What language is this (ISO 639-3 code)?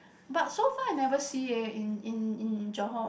eng